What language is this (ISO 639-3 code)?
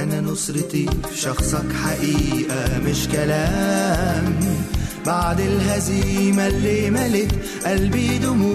ara